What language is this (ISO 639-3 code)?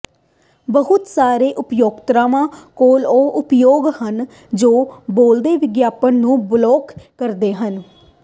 pan